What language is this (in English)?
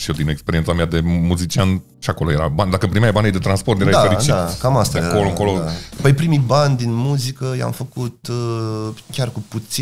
Romanian